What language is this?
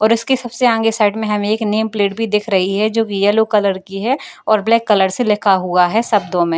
Hindi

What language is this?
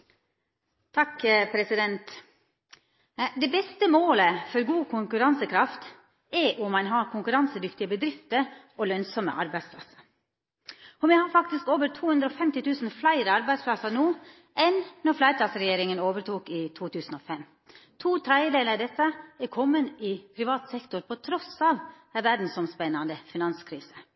Norwegian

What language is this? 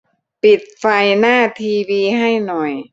Thai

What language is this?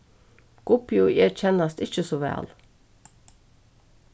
Faroese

